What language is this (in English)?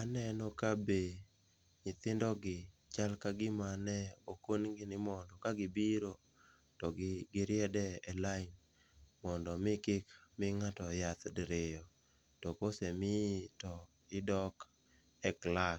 Luo (Kenya and Tanzania)